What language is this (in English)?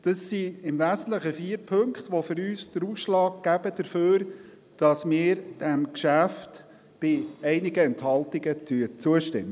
Swiss German